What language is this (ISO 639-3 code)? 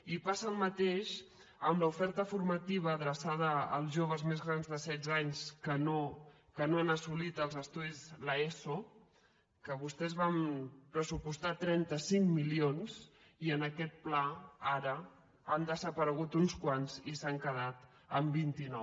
cat